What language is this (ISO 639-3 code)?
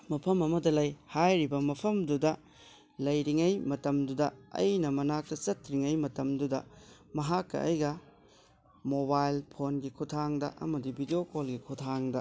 mni